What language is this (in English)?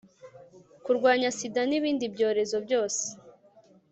Kinyarwanda